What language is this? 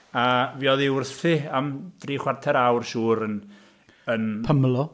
Welsh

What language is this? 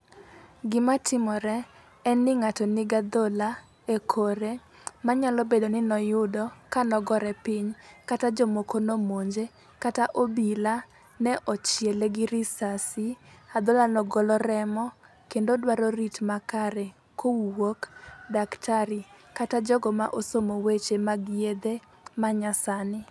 Luo (Kenya and Tanzania)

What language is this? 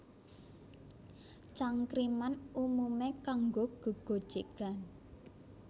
Javanese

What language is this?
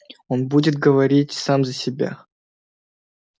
Russian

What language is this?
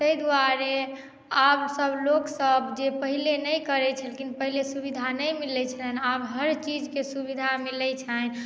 Maithili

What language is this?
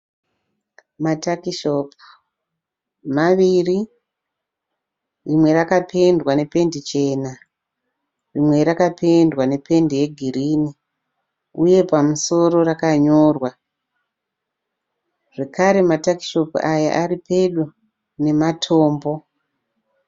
Shona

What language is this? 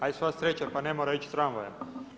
Croatian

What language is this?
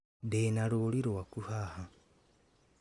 Kikuyu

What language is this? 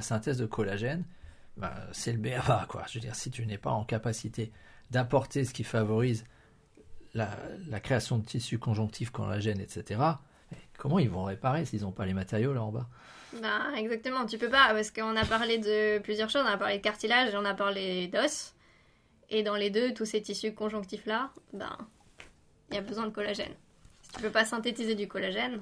French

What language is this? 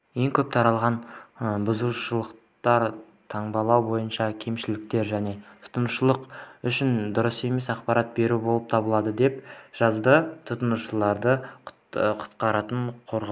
Kazakh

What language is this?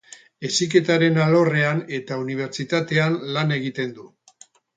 Basque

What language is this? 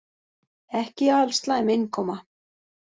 Icelandic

